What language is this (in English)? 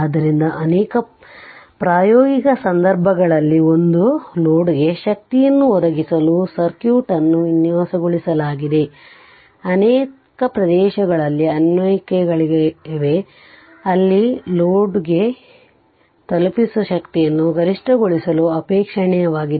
Kannada